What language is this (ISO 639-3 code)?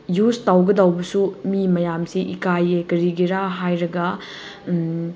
mni